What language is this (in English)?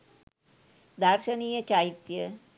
Sinhala